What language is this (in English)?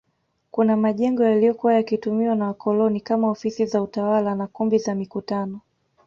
Swahili